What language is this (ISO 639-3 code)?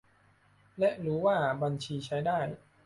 tha